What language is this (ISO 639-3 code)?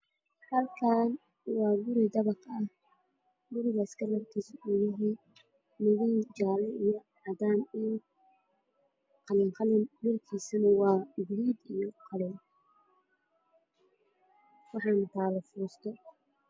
som